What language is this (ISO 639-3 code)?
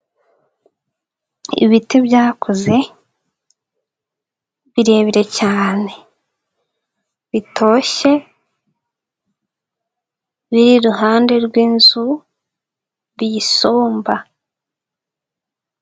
kin